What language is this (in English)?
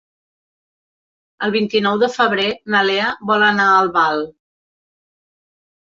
Catalan